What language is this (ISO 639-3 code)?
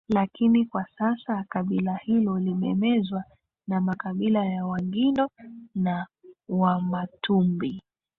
swa